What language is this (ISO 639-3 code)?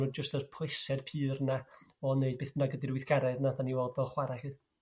cym